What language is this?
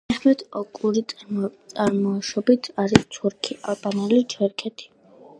Georgian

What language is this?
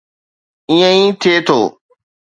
Sindhi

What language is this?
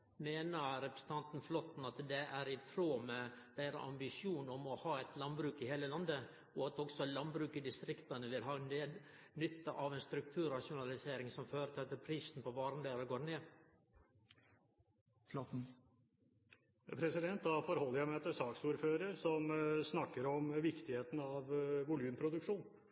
Norwegian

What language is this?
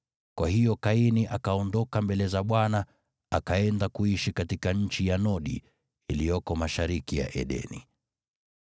Swahili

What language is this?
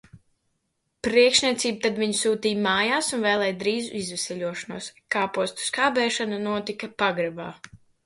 Latvian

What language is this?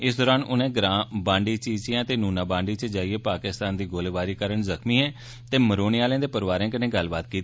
Dogri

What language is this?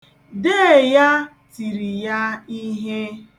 Igbo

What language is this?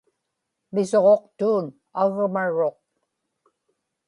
Inupiaq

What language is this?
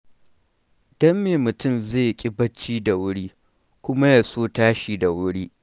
Hausa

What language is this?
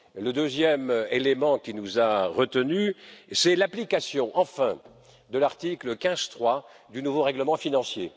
French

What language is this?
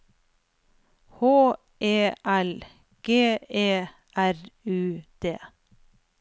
Norwegian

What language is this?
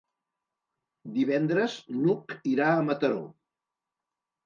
Catalan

